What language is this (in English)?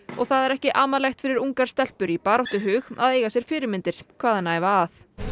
Icelandic